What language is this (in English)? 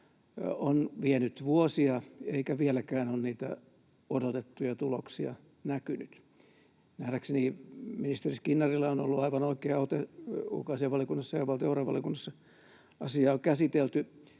Finnish